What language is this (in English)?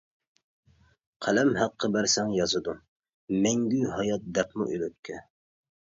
Uyghur